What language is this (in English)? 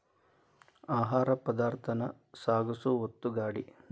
Kannada